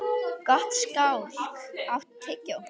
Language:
Icelandic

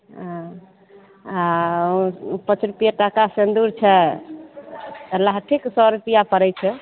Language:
Maithili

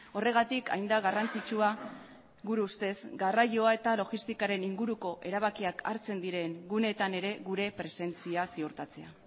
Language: Basque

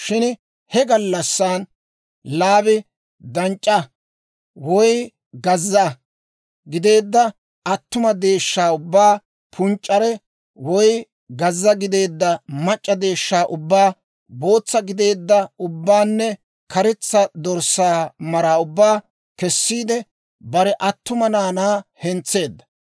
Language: Dawro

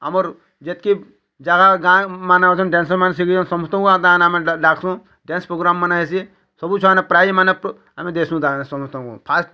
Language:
Odia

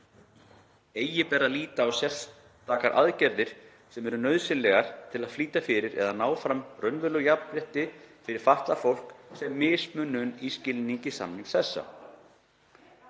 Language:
Icelandic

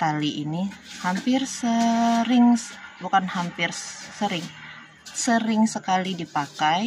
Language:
Indonesian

